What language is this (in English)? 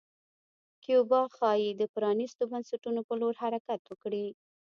Pashto